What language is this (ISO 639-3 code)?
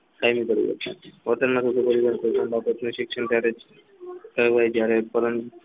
guj